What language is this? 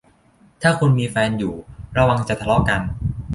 Thai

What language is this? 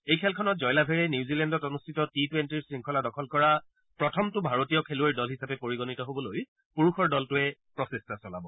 Assamese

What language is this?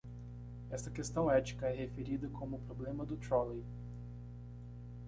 Portuguese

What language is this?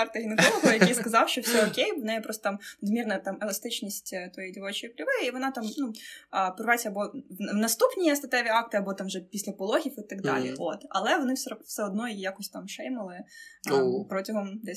Ukrainian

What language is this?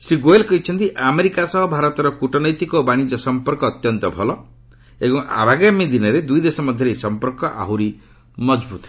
Odia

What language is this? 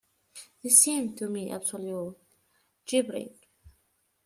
English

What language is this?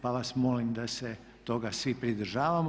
Croatian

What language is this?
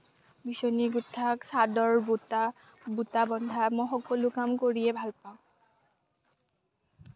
Assamese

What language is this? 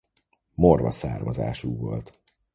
Hungarian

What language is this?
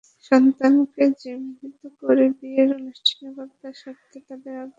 Bangla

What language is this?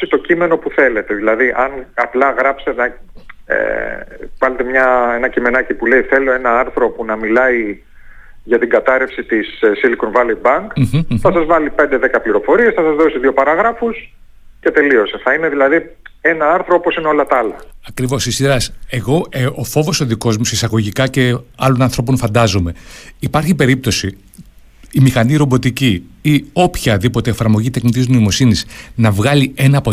Greek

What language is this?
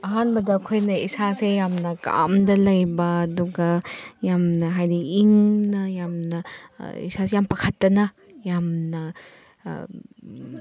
Manipuri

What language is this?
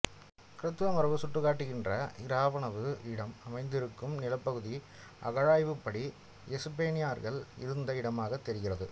Tamil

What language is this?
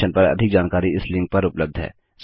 Hindi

